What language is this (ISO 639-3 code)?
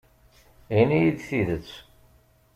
kab